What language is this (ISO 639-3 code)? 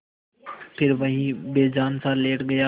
hin